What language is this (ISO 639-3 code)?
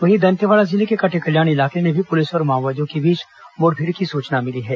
hin